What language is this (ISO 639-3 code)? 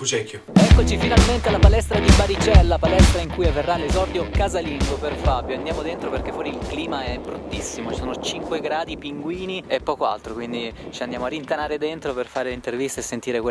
ita